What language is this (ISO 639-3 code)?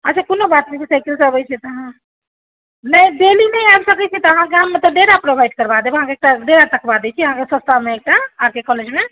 mai